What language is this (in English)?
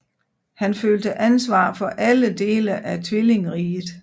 Danish